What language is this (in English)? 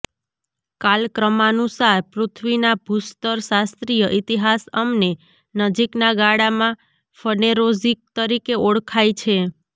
Gujarati